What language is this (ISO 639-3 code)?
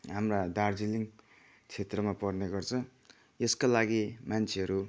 nep